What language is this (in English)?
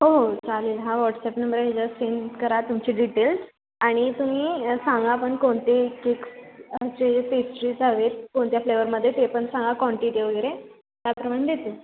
Marathi